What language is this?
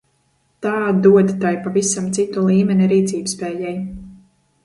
Latvian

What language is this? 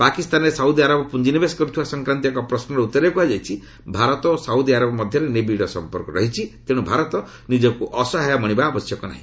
Odia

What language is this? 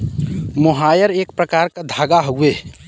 Bhojpuri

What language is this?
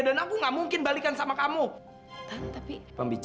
Indonesian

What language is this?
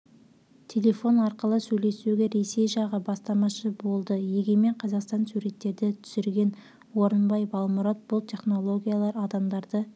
Kazakh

